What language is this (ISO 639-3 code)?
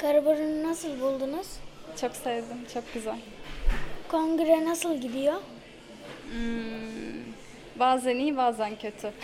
tur